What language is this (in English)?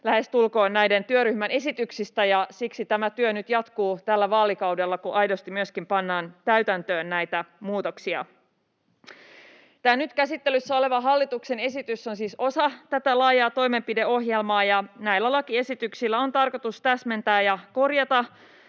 Finnish